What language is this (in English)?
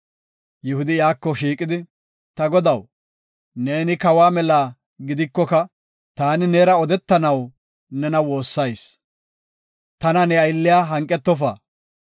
Gofa